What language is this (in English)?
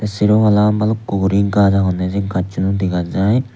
Chakma